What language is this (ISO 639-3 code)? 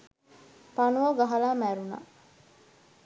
sin